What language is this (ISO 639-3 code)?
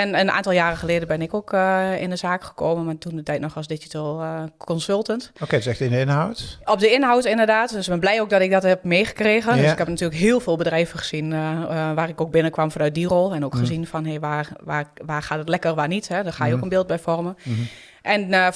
nld